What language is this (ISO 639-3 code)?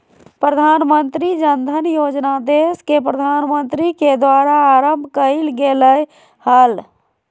mag